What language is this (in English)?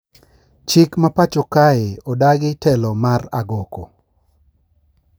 Luo (Kenya and Tanzania)